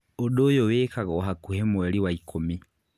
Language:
Kikuyu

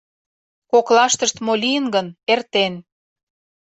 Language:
Mari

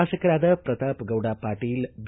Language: Kannada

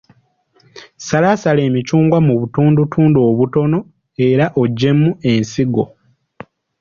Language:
Ganda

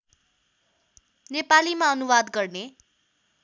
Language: Nepali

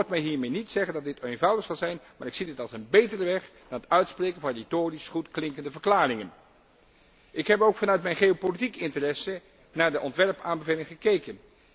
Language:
Dutch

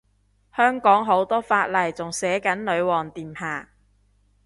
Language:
Cantonese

